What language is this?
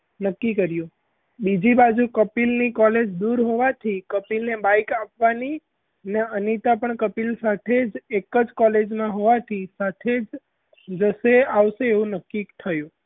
Gujarati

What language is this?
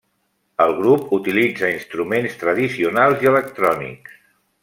Catalan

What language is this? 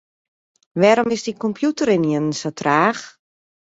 Western Frisian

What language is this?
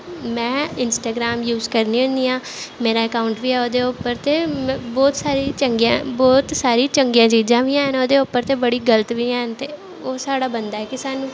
Dogri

